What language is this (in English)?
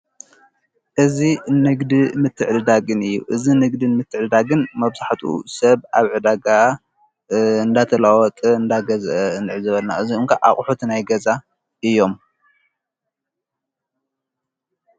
Tigrinya